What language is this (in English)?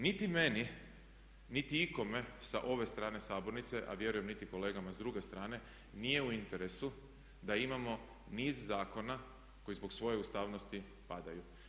Croatian